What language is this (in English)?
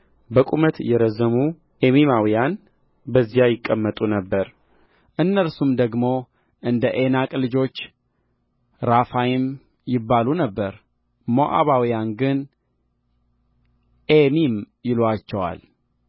Amharic